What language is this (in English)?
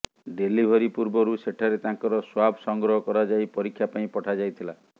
Odia